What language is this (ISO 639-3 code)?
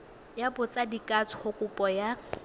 tsn